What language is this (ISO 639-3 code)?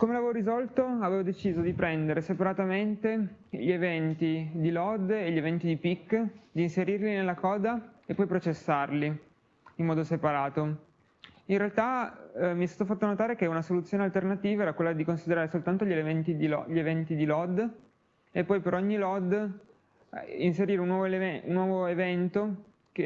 ita